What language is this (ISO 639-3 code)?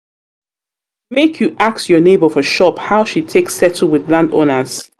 pcm